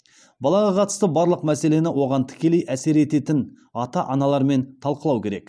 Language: Kazakh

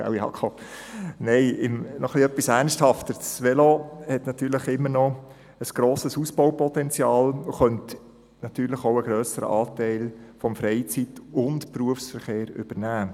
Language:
Swiss German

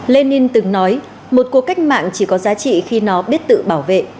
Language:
Vietnamese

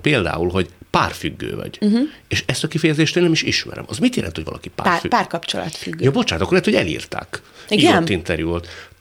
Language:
Hungarian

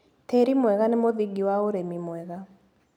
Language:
Kikuyu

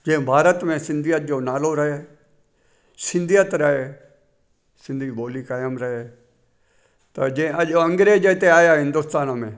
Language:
Sindhi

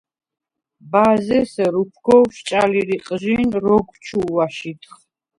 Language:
Svan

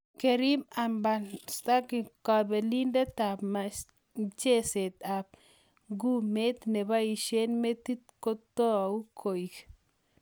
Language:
Kalenjin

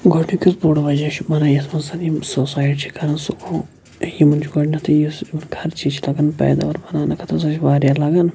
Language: Kashmiri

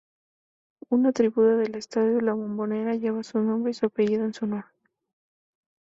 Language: Spanish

